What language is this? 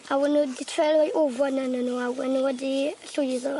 Welsh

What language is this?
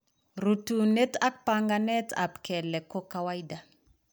Kalenjin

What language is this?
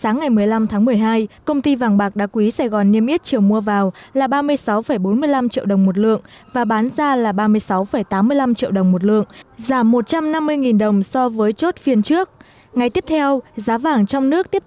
Vietnamese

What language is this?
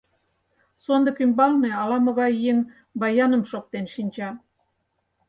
Mari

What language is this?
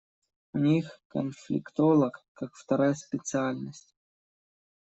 Russian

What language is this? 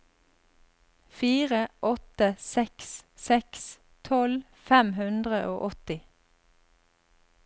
Norwegian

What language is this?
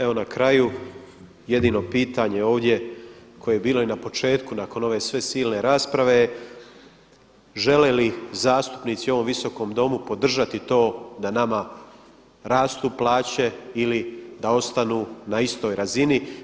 Croatian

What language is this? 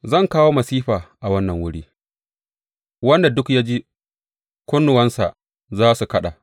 Hausa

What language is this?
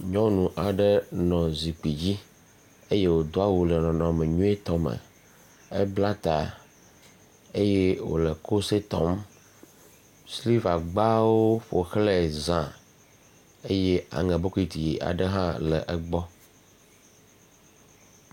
Ewe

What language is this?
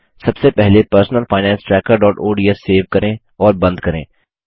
Hindi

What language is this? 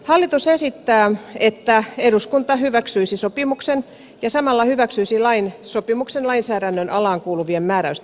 Finnish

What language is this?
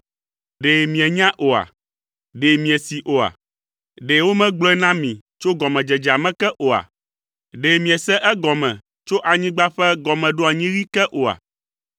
Ewe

